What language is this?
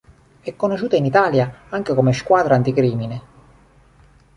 Italian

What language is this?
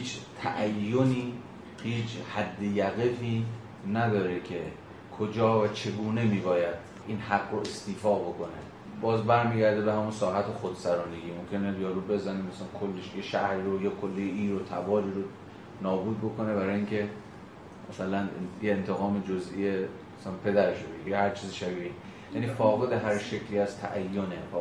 Persian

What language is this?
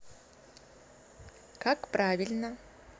Russian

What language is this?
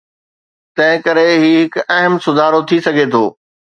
Sindhi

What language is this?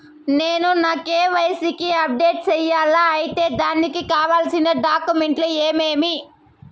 Telugu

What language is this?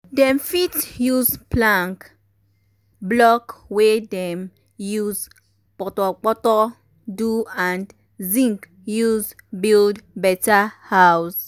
Nigerian Pidgin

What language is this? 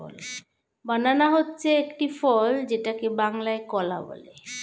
Bangla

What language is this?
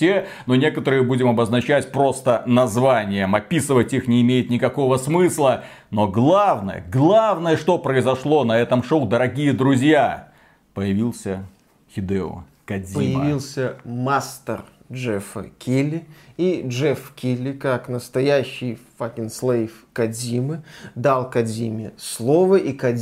Russian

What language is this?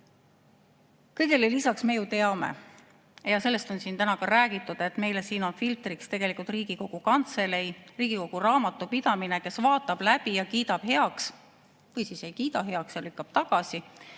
Estonian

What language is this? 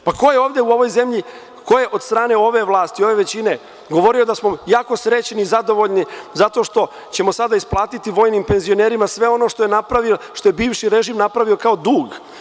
Serbian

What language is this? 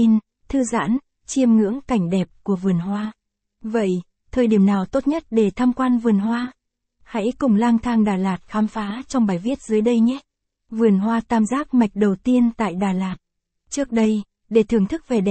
Vietnamese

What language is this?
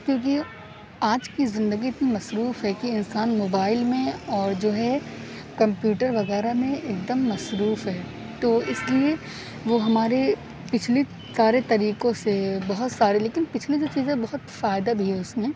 Urdu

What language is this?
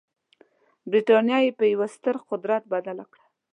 Pashto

